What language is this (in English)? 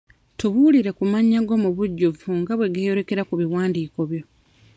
Ganda